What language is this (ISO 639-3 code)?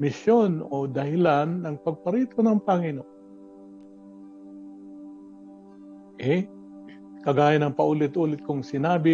fil